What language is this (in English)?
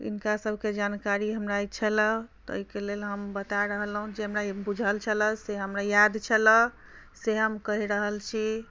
Maithili